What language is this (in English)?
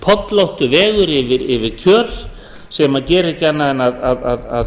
Icelandic